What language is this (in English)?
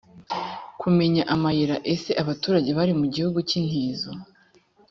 Kinyarwanda